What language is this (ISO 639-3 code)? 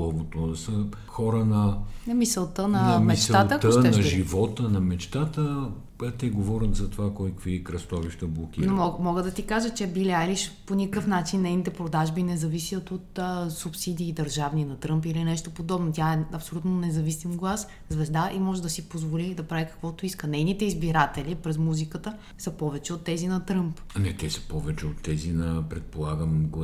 bul